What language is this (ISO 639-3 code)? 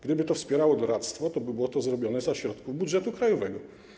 pol